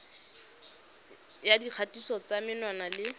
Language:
Tswana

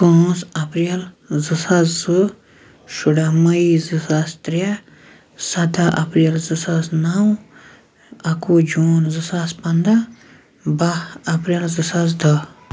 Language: Kashmiri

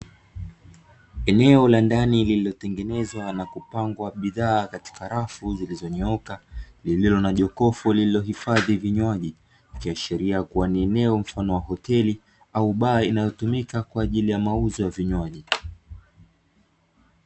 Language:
Swahili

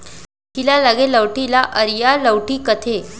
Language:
Chhattisgarhi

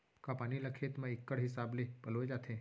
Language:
Chhattisgarhi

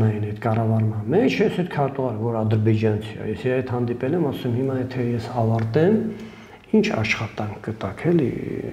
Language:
Turkish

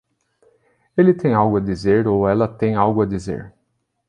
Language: Portuguese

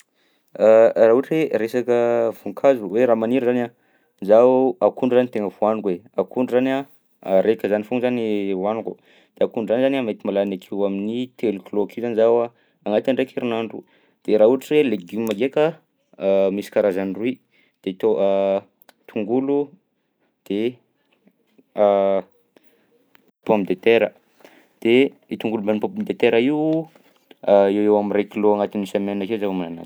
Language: Southern Betsimisaraka Malagasy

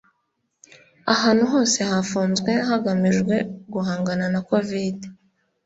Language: Kinyarwanda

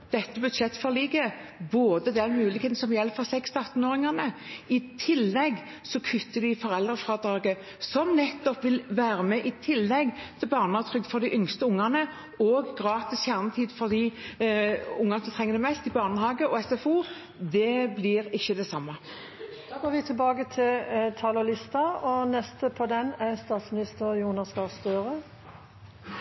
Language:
Norwegian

